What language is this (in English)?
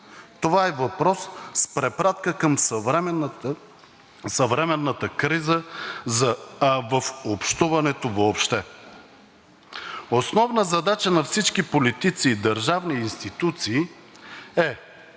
Bulgarian